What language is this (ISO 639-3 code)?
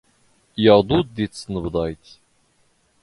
zgh